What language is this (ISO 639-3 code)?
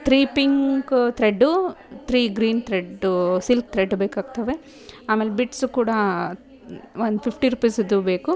kan